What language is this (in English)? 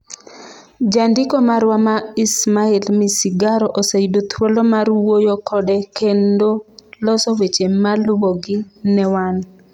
Luo (Kenya and Tanzania)